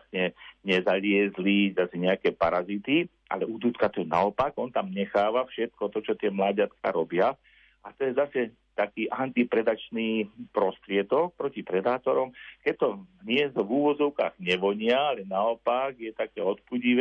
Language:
Slovak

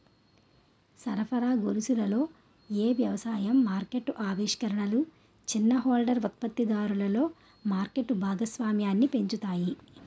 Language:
Telugu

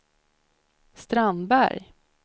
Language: Swedish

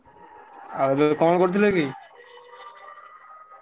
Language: Odia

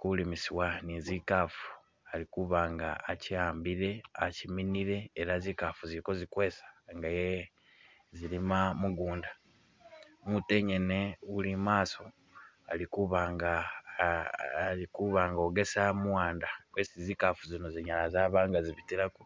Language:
Masaaba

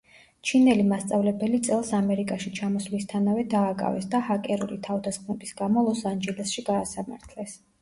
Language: Georgian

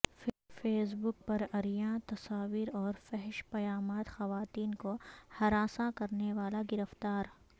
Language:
Urdu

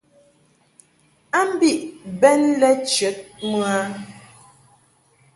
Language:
Mungaka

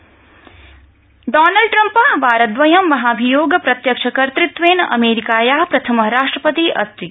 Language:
Sanskrit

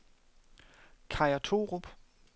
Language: Danish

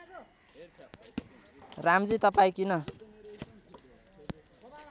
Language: Nepali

